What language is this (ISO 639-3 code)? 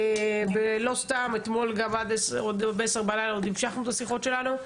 heb